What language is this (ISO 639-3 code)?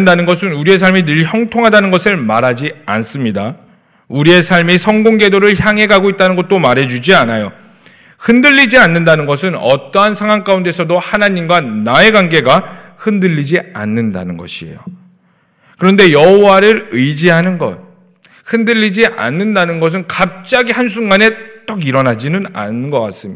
kor